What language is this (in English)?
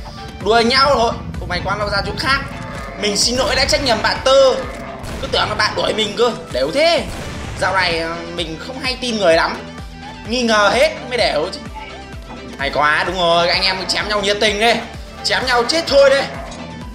Vietnamese